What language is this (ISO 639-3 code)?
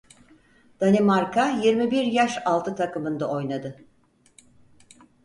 tur